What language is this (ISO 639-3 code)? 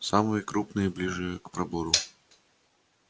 rus